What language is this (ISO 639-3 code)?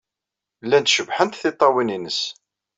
kab